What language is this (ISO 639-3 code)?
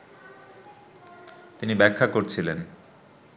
ben